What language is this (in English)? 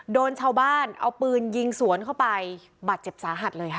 Thai